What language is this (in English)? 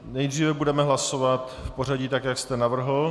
Czech